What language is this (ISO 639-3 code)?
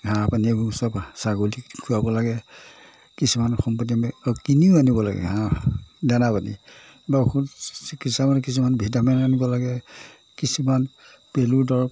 asm